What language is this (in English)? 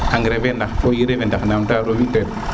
Serer